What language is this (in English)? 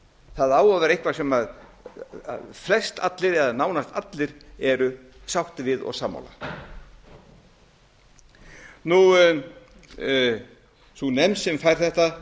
Icelandic